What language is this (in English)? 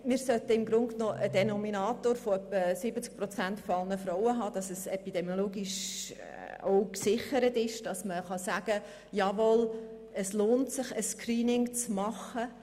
Swiss German